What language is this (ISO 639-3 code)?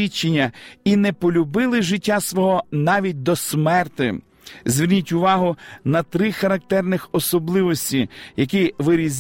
ukr